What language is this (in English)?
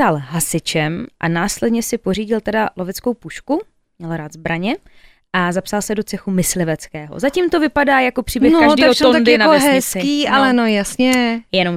Czech